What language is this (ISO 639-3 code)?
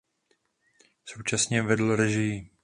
ces